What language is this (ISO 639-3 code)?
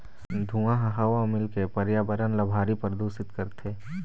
hne